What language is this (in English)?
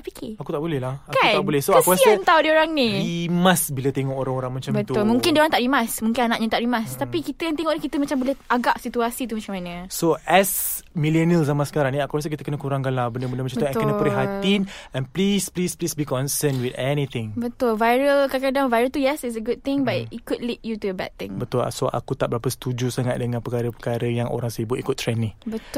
Malay